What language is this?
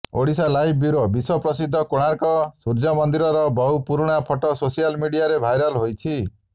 Odia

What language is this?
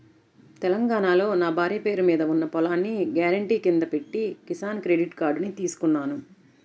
Telugu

